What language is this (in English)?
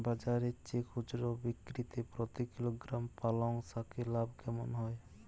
Bangla